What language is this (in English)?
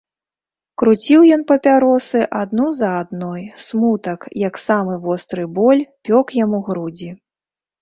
Belarusian